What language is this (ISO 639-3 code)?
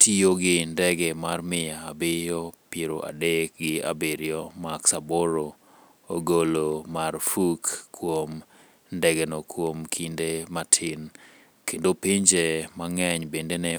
luo